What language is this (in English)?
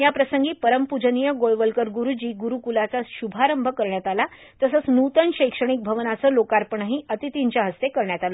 Marathi